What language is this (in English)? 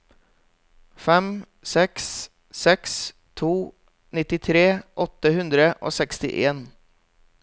Norwegian